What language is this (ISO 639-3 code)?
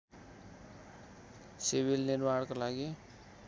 nep